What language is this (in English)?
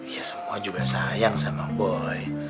Indonesian